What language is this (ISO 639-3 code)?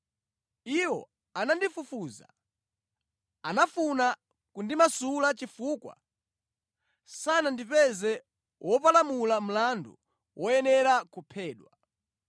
nya